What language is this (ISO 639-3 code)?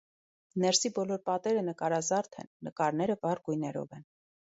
hye